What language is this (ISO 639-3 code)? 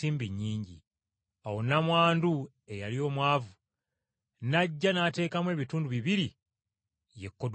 lug